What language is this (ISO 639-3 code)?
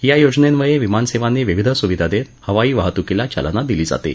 mar